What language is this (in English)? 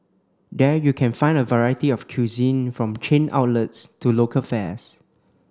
English